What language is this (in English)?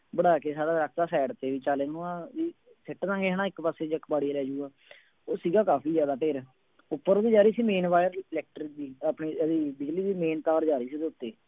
Punjabi